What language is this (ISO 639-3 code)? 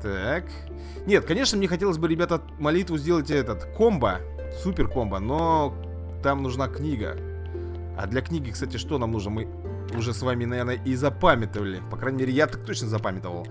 rus